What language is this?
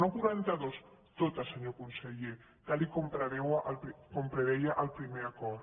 Catalan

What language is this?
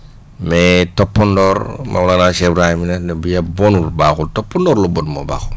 Wolof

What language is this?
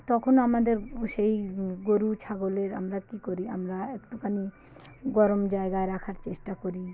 Bangla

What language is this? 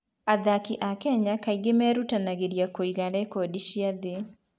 Kikuyu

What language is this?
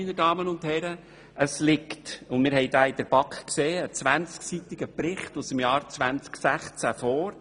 Swiss German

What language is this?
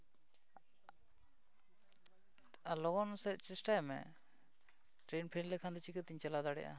Santali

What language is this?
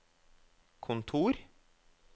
Norwegian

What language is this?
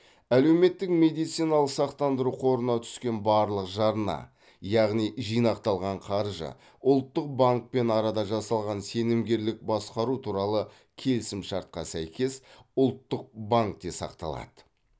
Kazakh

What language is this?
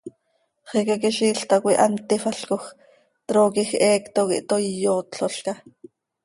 Seri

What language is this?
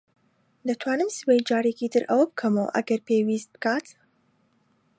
Central Kurdish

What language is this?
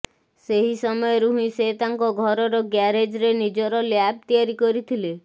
Odia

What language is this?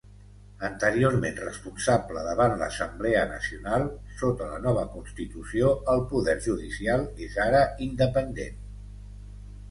Catalan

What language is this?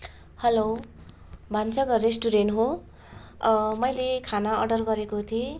Nepali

